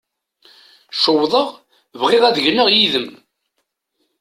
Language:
Kabyle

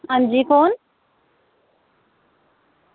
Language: Dogri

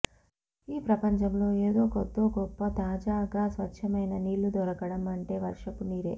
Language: Telugu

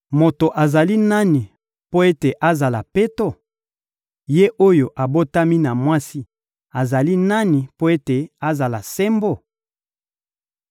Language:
Lingala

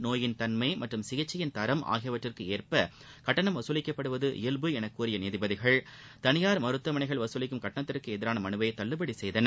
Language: Tamil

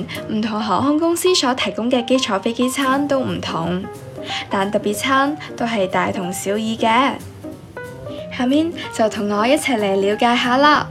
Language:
Chinese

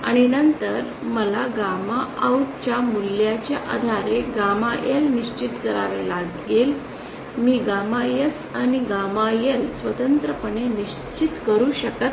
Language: Marathi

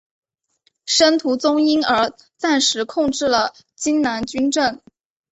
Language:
Chinese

